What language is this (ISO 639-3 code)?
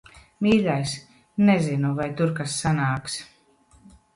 lav